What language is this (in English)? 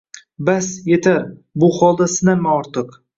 Uzbek